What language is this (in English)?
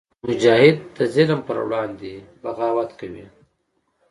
Pashto